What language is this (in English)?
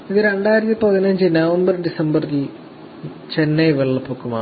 Malayalam